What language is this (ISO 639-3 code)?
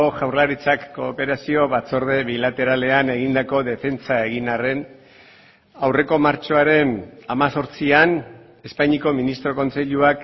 eus